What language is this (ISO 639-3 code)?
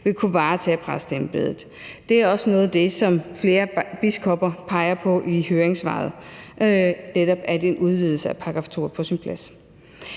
dan